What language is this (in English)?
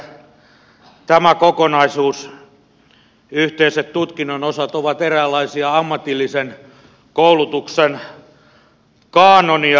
Finnish